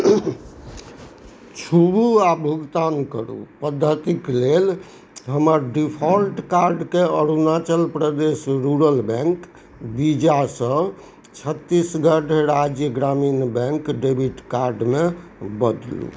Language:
Maithili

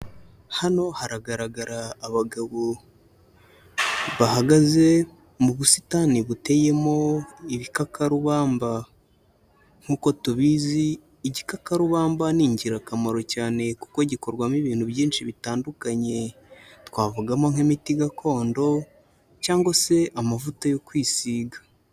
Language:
Kinyarwanda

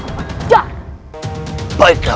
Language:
Indonesian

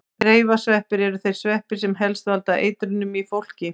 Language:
Icelandic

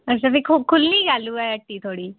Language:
Dogri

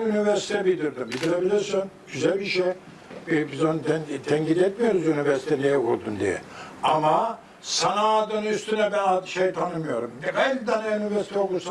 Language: Turkish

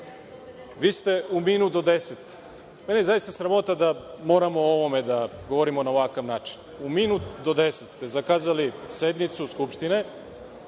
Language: Serbian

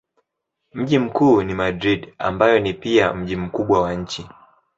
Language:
Swahili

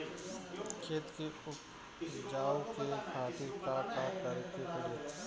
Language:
Bhojpuri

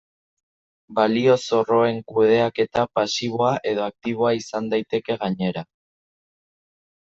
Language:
Basque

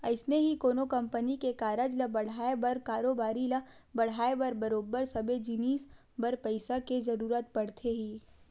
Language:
Chhattisgarhi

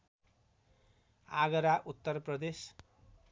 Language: Nepali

